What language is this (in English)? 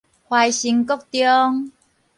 Min Nan Chinese